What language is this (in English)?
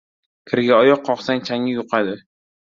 Uzbek